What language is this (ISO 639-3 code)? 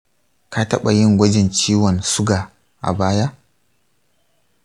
hau